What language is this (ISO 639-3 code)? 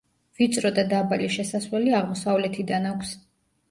kat